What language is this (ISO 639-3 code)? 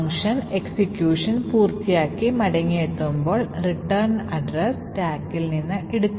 mal